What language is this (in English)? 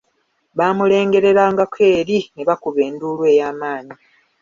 Ganda